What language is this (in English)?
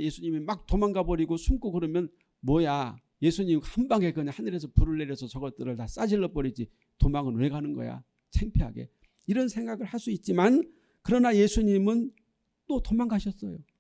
Korean